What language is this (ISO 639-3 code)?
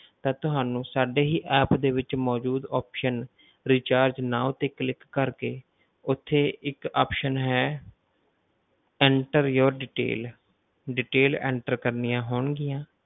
pan